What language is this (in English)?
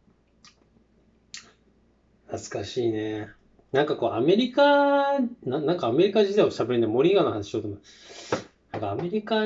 Japanese